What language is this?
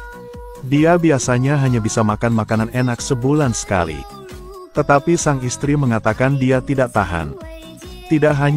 Indonesian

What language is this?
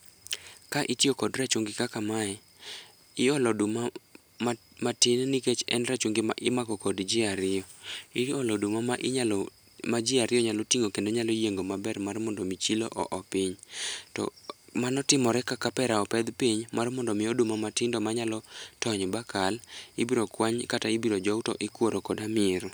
Luo (Kenya and Tanzania)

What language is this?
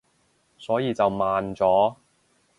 Cantonese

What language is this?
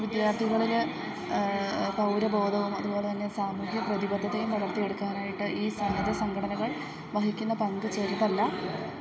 Malayalam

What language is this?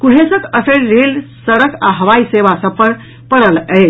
Maithili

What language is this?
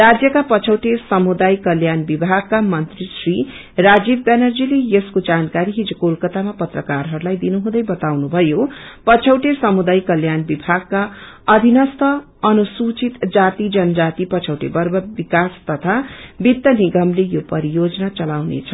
Nepali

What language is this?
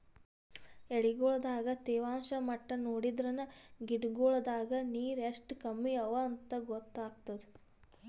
Kannada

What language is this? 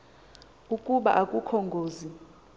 Xhosa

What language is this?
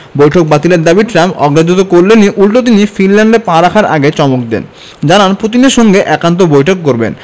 Bangla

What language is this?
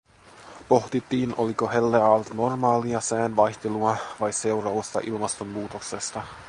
Finnish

